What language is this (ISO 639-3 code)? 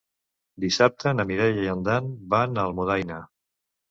cat